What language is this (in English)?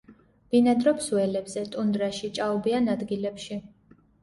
Georgian